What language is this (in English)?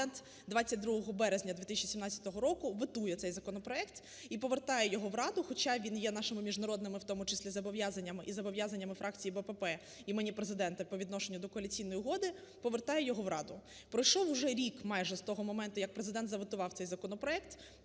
Ukrainian